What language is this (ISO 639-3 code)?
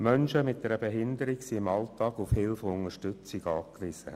gsw